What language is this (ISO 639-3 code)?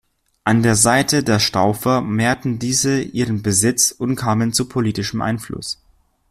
deu